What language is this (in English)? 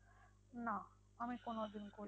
Bangla